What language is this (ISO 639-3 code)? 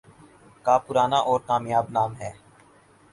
urd